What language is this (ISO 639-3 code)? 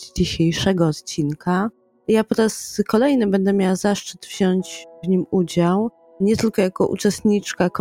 pol